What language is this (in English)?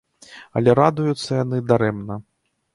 Belarusian